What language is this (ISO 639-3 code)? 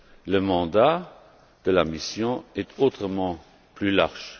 fra